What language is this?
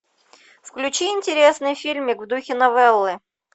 Russian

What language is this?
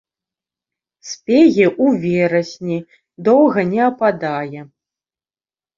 Belarusian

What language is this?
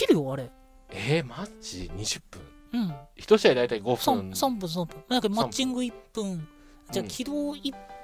Japanese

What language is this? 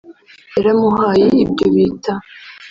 Kinyarwanda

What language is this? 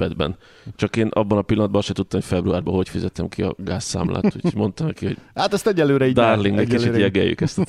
Hungarian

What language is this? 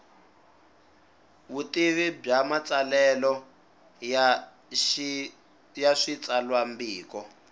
Tsonga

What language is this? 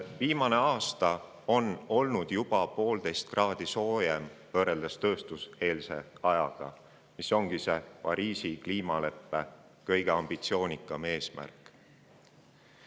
Estonian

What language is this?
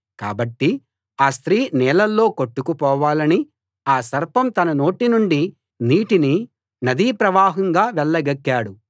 Telugu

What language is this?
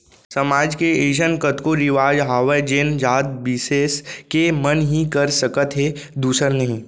Chhattisgarhi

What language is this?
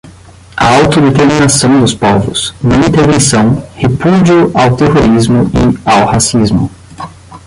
Portuguese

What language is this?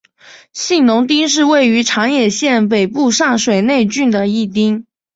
Chinese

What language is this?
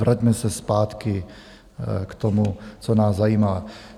Czech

